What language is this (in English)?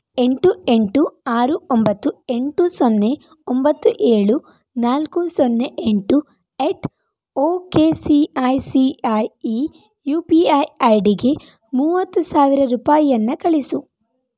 Kannada